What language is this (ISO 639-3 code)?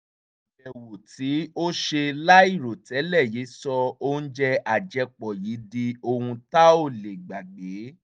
yor